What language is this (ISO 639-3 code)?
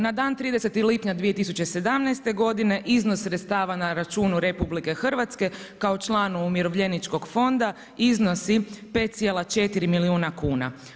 hrv